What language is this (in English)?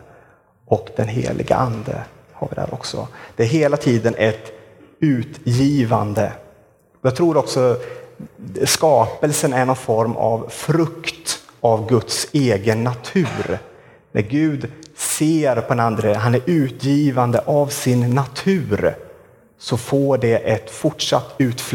Swedish